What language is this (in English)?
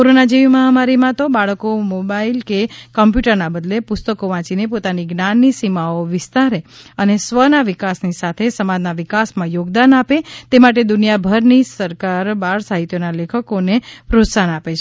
Gujarati